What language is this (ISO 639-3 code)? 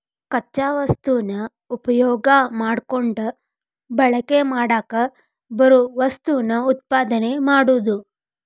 kan